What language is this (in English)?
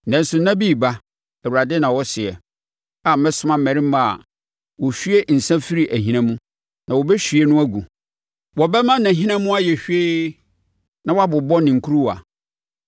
Akan